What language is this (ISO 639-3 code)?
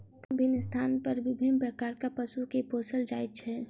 mai